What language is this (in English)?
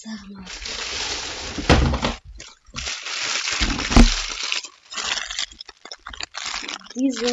German